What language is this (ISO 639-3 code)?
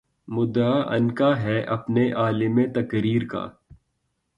urd